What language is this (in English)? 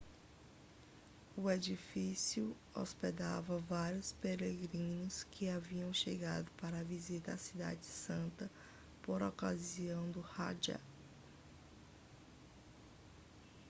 Portuguese